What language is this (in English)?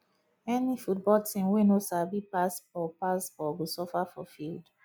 Nigerian Pidgin